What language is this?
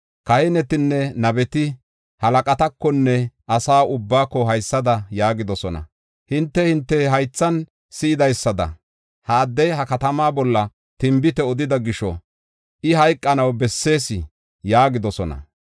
Gofa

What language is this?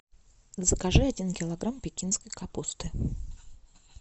Russian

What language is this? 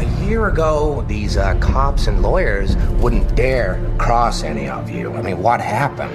Persian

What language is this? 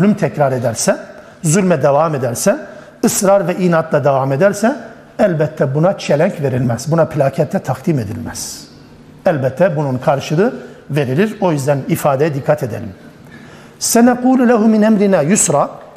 Turkish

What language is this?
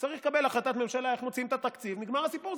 Hebrew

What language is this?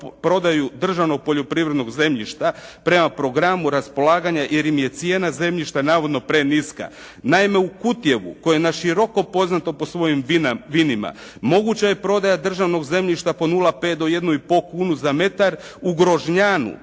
Croatian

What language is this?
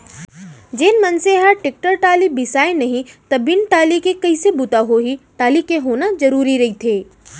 Chhattisgarhi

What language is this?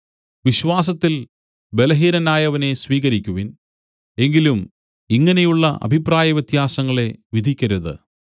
Malayalam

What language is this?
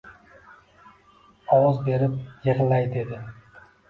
Uzbek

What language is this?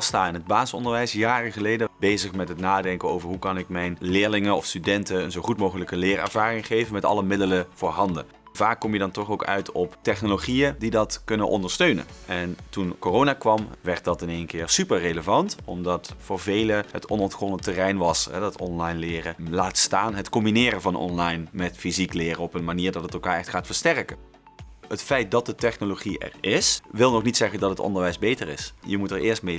Dutch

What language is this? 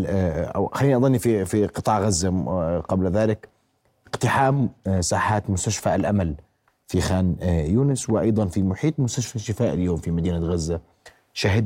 Arabic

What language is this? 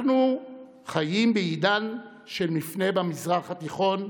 Hebrew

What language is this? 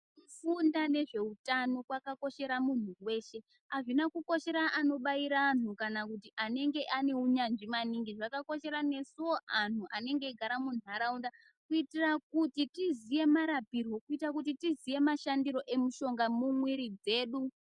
Ndau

